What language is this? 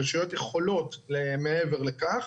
Hebrew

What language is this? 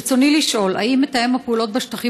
Hebrew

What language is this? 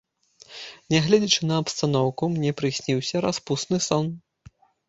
Belarusian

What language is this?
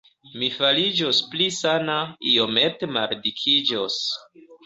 Esperanto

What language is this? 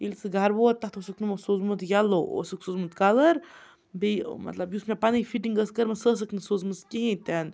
Kashmiri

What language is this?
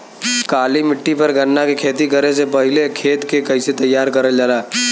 Bhojpuri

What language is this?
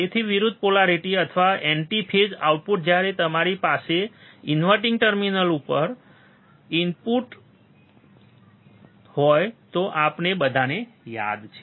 Gujarati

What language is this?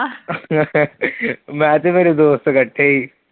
Punjabi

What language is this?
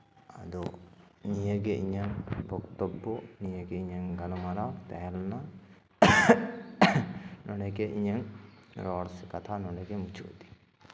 Santali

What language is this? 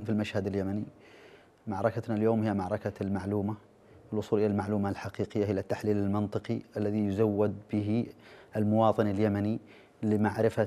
Arabic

